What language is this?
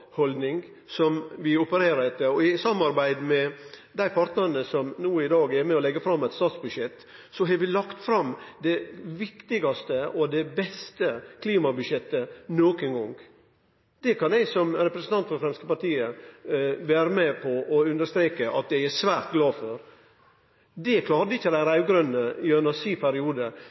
Norwegian Nynorsk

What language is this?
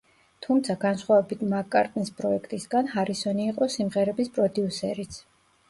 Georgian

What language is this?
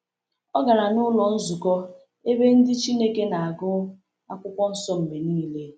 Igbo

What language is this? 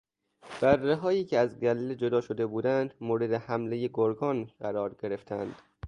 Persian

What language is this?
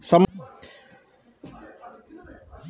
Maithili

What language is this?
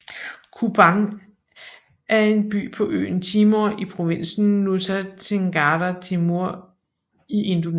Danish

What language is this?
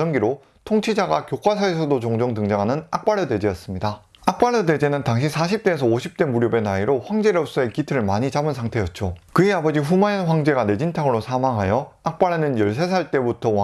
Korean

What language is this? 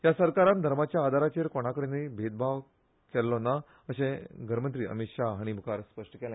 Konkani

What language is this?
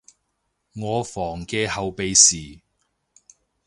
Cantonese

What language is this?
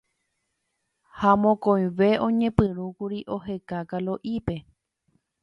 Guarani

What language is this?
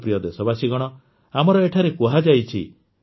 Odia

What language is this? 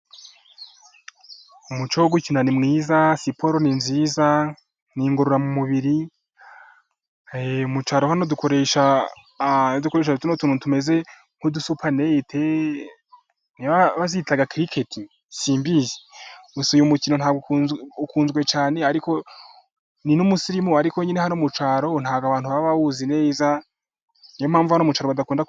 Kinyarwanda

